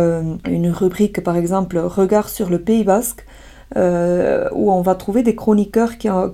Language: French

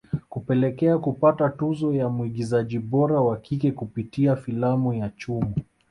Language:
Swahili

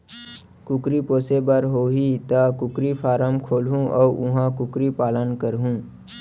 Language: Chhattisgarhi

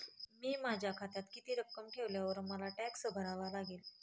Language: Marathi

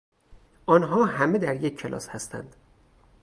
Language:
Persian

